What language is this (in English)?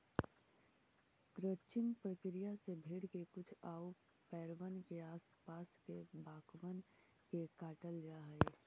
Magahi